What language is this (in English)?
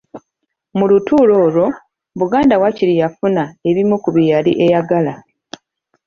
Ganda